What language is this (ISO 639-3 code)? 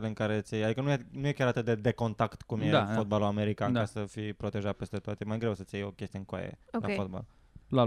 ron